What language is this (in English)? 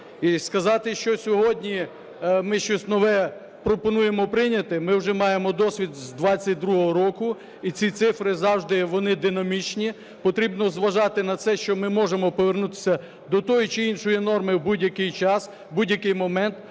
Ukrainian